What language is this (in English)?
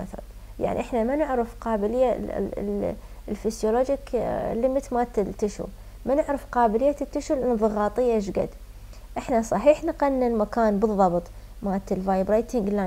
Arabic